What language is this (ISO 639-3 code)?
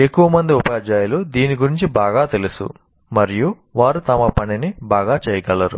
tel